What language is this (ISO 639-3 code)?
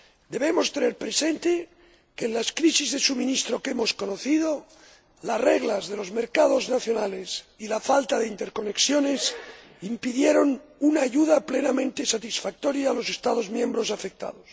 spa